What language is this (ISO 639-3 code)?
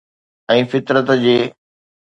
snd